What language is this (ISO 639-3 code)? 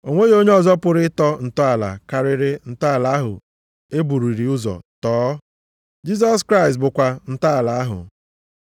ibo